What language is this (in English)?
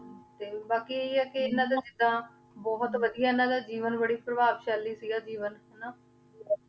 Punjabi